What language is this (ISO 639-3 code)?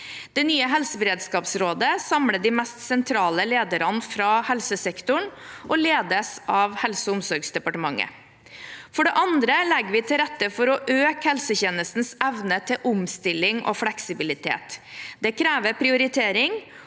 nor